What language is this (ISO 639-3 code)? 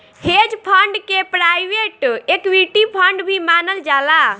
bho